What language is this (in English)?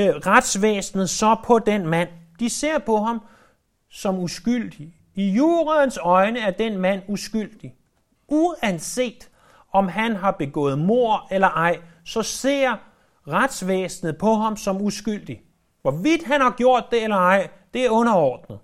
Danish